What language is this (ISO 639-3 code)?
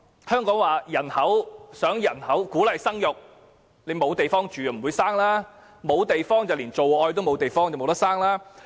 yue